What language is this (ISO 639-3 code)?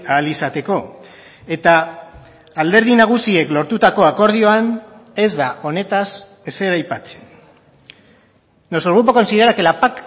eus